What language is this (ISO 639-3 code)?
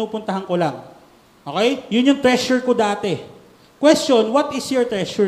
fil